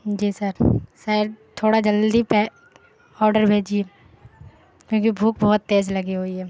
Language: Urdu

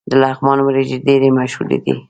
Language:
Pashto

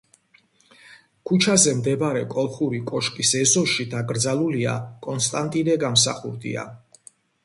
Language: Georgian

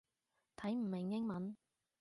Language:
Cantonese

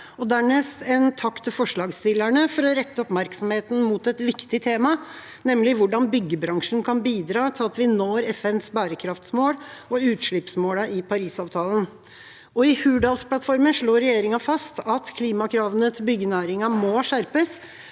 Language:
Norwegian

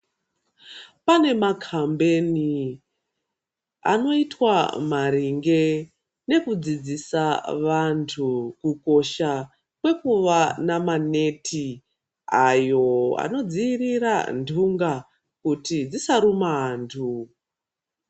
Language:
Ndau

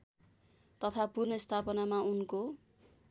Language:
Nepali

